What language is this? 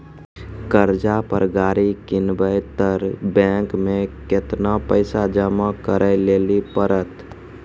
Maithili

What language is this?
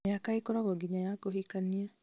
Kikuyu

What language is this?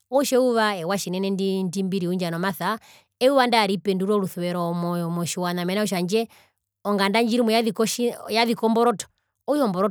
Herero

